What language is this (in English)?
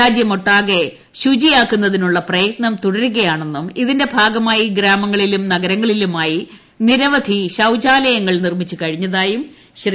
Malayalam